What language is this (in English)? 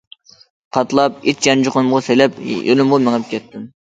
Uyghur